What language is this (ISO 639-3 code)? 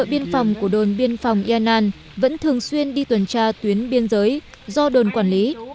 vie